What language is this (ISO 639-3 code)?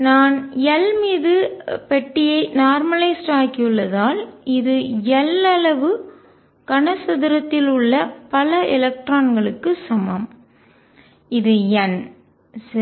tam